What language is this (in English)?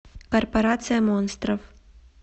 Russian